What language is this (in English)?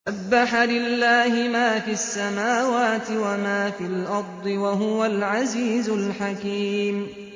Arabic